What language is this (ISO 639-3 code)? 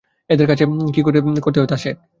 ben